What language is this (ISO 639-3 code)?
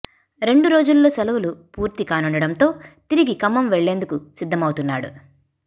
tel